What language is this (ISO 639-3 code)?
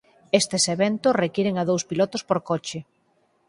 glg